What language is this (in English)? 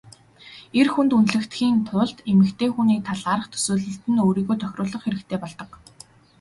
Mongolian